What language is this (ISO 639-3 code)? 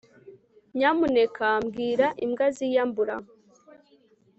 kin